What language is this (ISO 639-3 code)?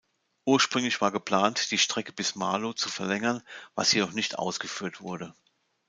deu